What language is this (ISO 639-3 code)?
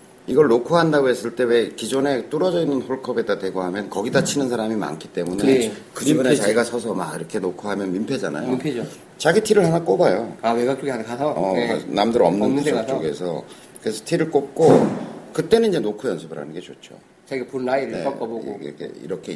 kor